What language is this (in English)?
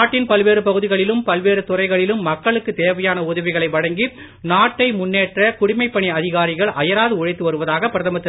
Tamil